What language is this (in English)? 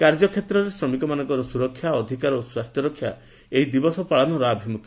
Odia